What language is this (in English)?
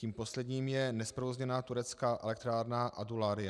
Czech